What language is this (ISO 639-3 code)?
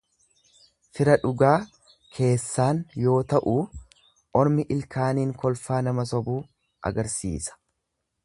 orm